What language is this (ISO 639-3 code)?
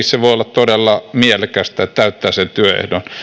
fin